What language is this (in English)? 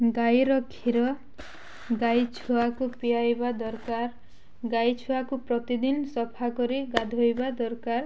Odia